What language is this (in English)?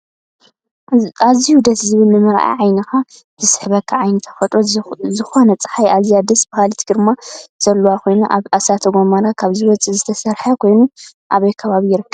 Tigrinya